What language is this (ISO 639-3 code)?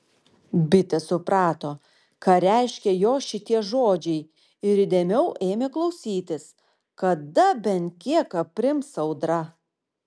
lit